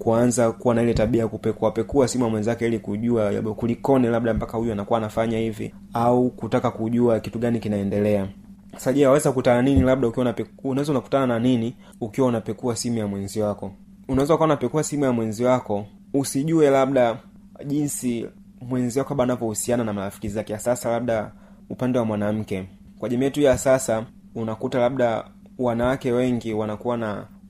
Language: Swahili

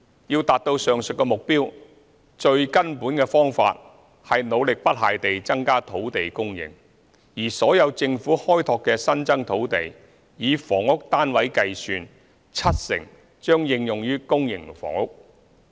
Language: Cantonese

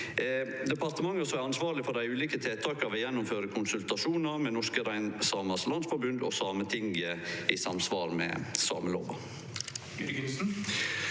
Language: Norwegian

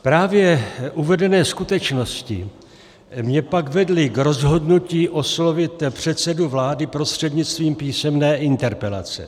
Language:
Czech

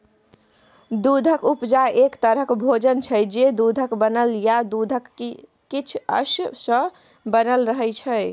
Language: Maithili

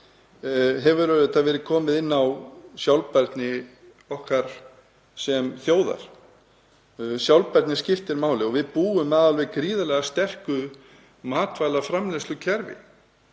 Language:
Icelandic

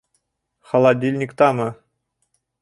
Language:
Bashkir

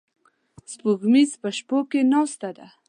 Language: Pashto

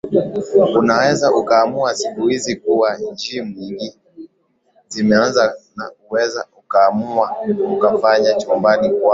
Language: Swahili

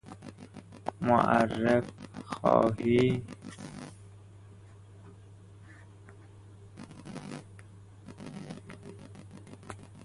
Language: Persian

